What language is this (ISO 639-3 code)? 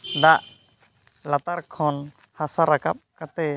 sat